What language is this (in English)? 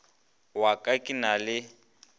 Northern Sotho